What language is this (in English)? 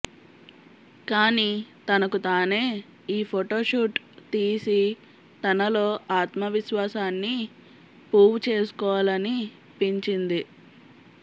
Telugu